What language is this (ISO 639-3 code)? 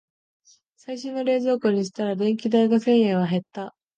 jpn